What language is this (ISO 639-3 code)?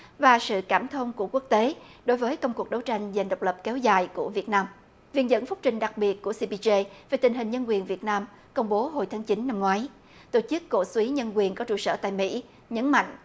vie